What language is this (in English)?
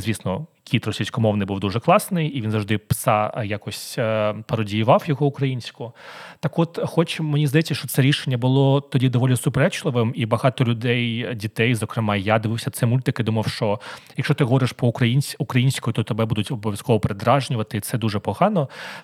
Ukrainian